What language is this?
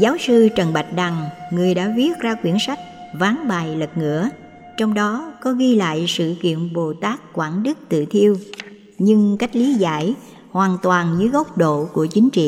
Vietnamese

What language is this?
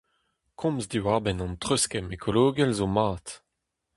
Breton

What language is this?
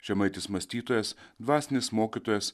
Lithuanian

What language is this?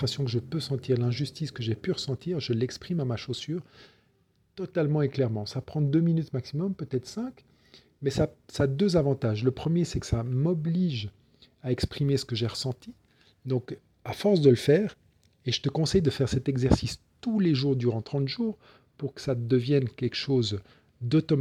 French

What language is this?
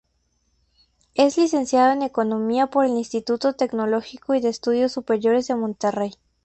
Spanish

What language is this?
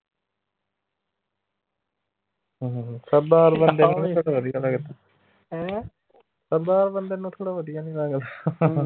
Punjabi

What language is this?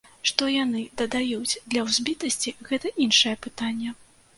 Belarusian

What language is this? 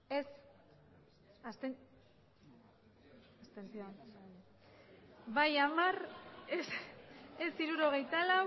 Basque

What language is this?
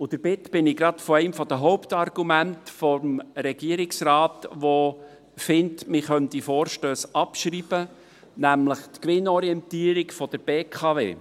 Swiss German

